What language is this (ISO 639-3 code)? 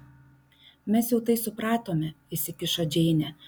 lit